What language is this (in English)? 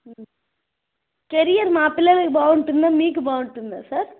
Telugu